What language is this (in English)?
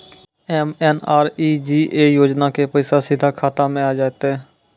Maithili